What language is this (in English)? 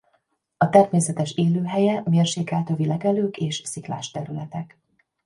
Hungarian